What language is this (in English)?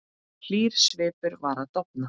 Icelandic